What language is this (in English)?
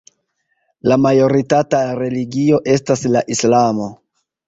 Esperanto